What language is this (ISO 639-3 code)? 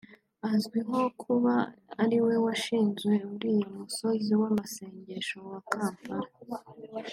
kin